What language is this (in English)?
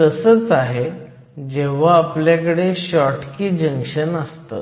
Marathi